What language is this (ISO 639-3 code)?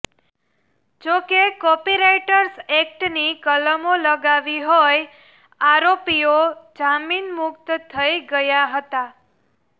guj